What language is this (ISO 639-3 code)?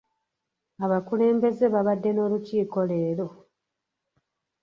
lug